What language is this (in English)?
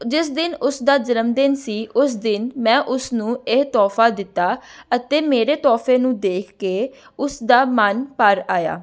Punjabi